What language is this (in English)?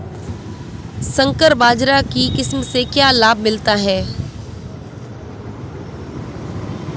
Hindi